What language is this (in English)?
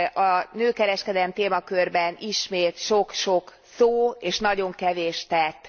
Hungarian